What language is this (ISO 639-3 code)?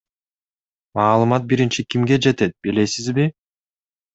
kir